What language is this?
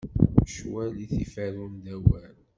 Kabyle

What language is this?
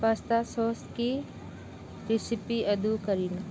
Manipuri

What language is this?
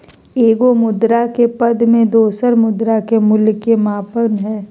Magahi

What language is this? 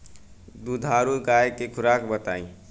Bhojpuri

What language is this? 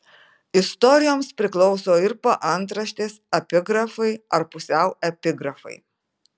Lithuanian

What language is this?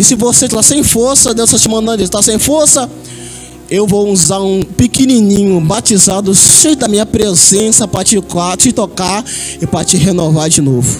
Portuguese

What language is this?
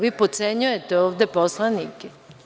Serbian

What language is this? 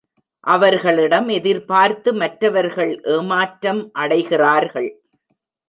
Tamil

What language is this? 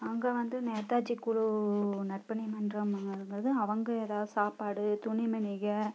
Tamil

